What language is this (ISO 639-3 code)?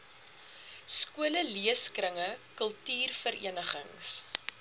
afr